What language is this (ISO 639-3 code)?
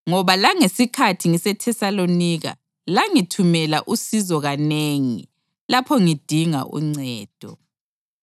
nde